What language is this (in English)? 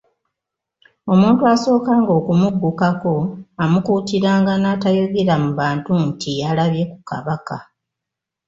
Ganda